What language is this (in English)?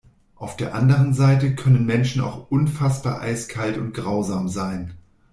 German